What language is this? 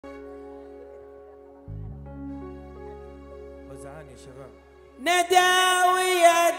Arabic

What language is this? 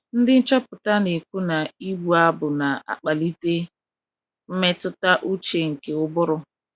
Igbo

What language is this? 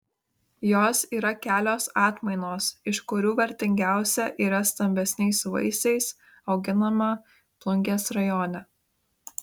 Lithuanian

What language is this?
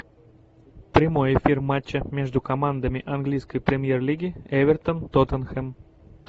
Russian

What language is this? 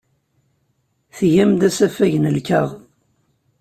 Kabyle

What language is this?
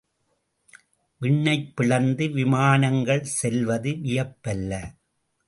Tamil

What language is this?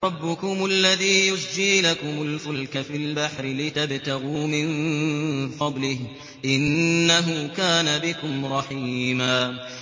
Arabic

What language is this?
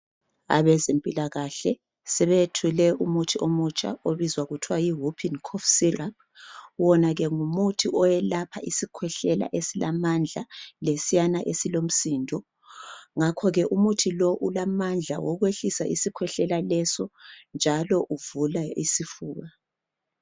North Ndebele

